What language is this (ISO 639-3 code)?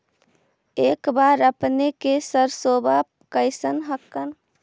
mag